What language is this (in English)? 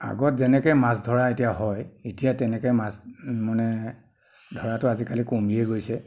Assamese